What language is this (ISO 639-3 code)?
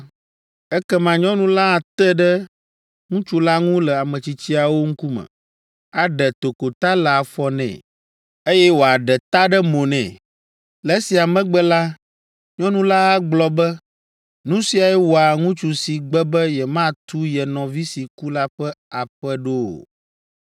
ewe